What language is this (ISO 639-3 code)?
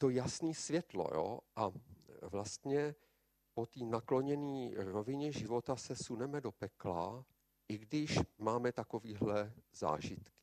ces